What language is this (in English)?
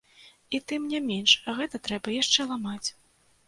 Belarusian